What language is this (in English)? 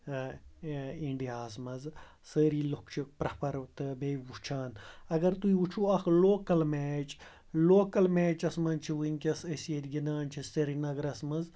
Kashmiri